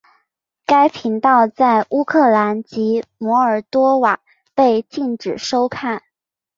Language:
Chinese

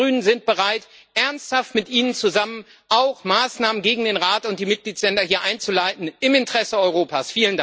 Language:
German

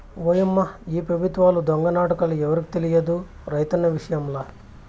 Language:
Telugu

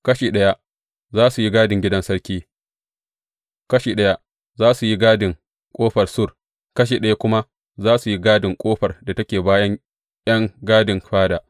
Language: Hausa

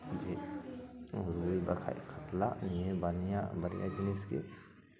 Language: Santali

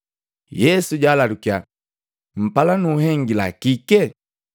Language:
Matengo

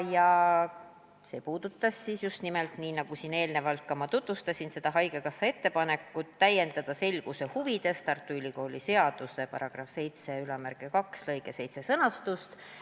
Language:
Estonian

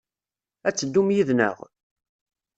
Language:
Kabyle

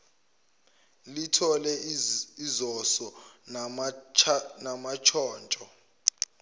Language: Zulu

